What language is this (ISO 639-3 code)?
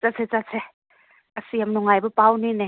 mni